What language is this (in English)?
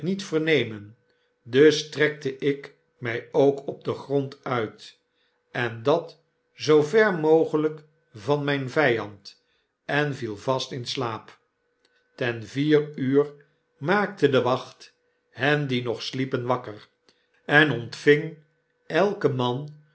Dutch